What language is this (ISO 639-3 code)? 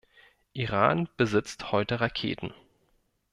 deu